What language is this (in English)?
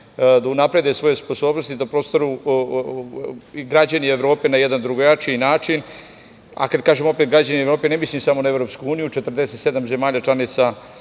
Serbian